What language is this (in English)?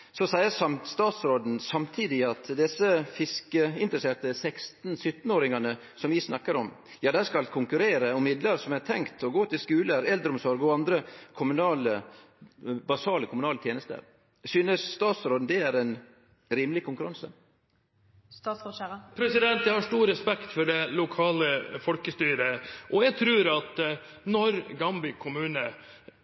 Norwegian